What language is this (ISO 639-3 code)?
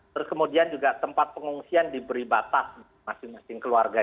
ind